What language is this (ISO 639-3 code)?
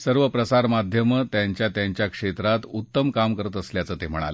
mar